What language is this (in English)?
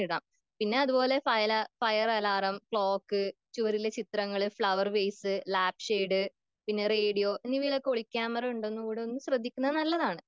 Malayalam